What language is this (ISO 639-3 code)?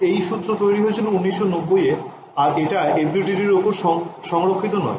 ben